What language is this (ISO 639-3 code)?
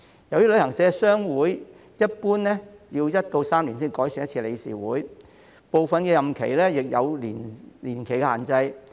yue